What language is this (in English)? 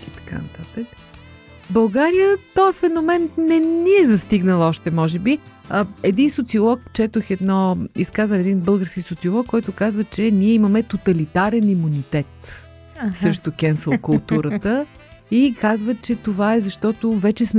Bulgarian